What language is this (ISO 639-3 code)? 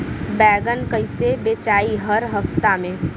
bho